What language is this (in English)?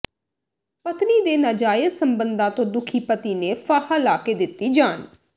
Punjabi